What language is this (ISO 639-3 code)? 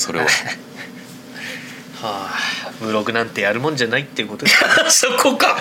jpn